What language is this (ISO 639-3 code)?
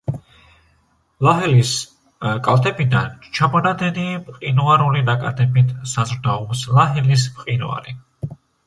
kat